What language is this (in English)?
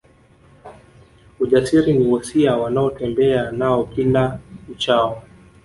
Swahili